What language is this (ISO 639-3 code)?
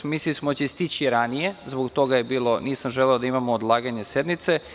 srp